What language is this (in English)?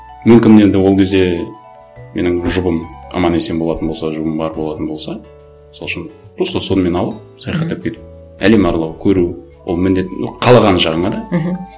Kazakh